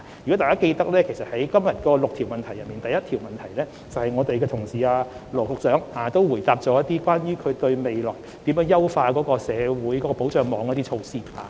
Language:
Cantonese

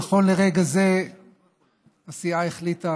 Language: Hebrew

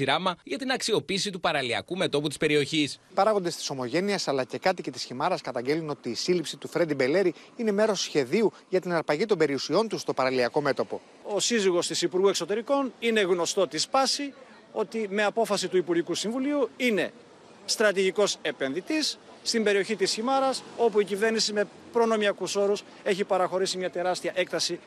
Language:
Greek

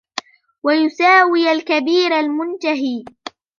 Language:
Arabic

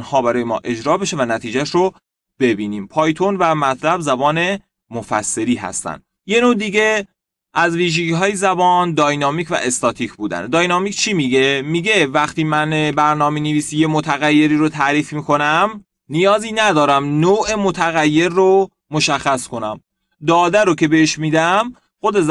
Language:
Persian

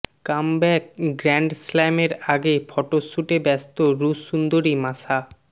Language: Bangla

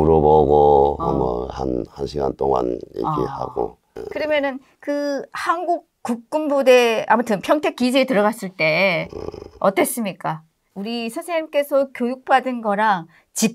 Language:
Korean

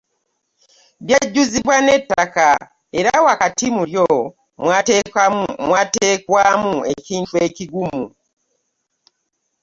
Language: Ganda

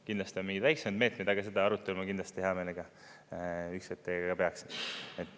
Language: Estonian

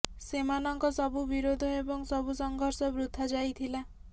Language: Odia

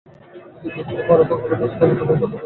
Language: Bangla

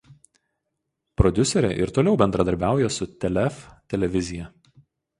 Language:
Lithuanian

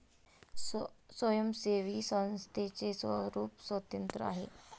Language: Marathi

